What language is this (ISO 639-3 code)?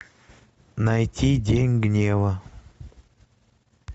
rus